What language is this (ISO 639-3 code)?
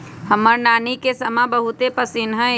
mag